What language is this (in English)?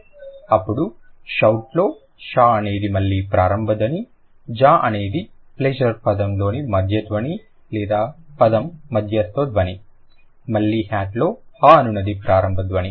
Telugu